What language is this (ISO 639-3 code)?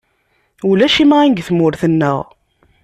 kab